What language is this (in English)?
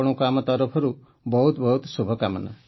Odia